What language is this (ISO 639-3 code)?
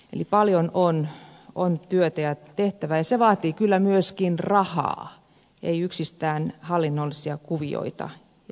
fin